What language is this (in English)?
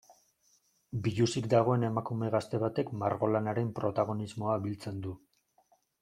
Basque